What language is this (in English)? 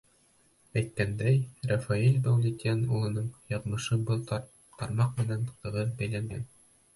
Bashkir